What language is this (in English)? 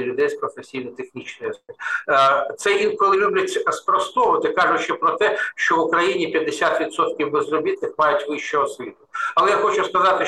Ukrainian